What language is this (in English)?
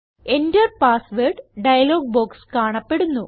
Malayalam